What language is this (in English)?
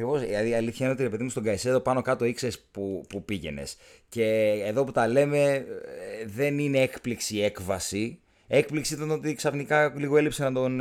Greek